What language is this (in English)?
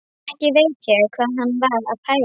Icelandic